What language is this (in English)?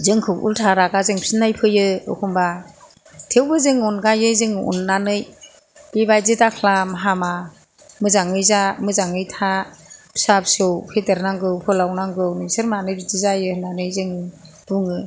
Bodo